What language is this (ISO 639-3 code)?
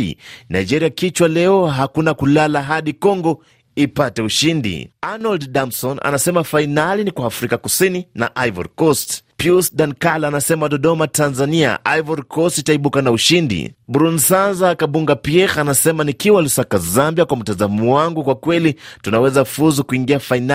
swa